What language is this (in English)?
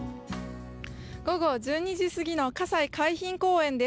Japanese